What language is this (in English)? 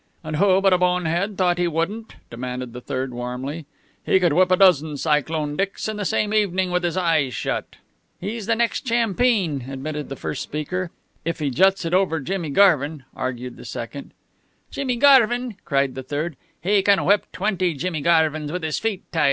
English